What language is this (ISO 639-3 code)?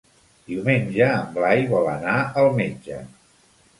cat